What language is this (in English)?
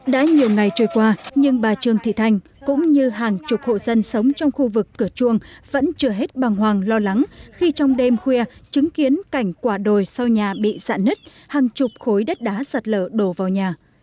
Vietnamese